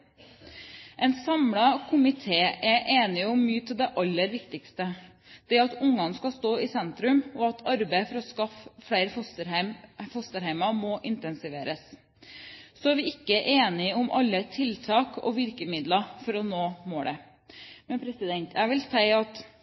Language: Norwegian Bokmål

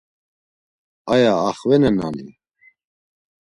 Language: Laz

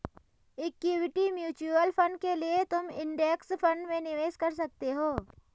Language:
Hindi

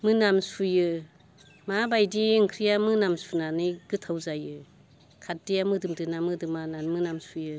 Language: Bodo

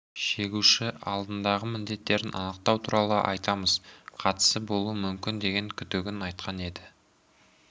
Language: Kazakh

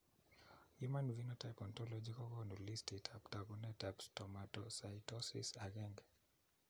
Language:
Kalenjin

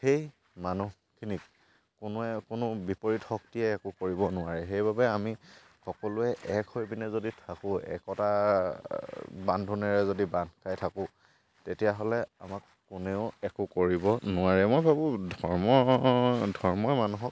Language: Assamese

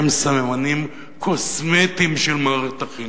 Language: Hebrew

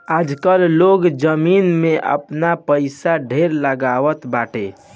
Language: Bhojpuri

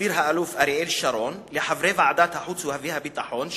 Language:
Hebrew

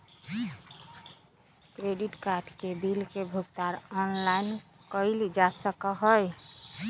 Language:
Magahi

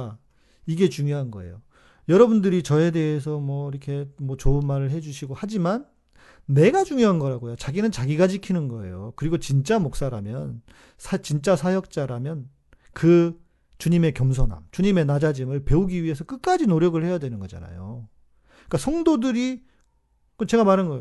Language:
Korean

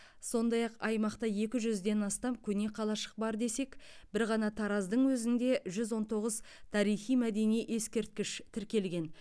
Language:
Kazakh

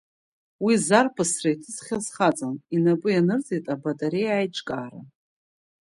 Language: Abkhazian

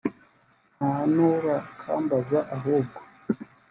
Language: Kinyarwanda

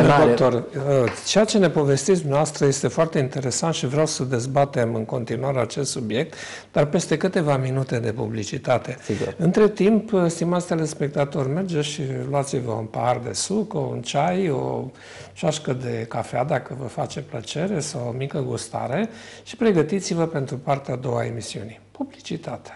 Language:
Romanian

